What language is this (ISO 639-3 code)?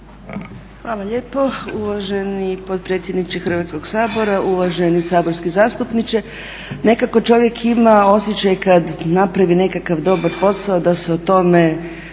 hrv